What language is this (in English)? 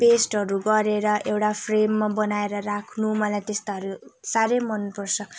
Nepali